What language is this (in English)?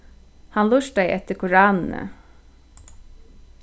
Faroese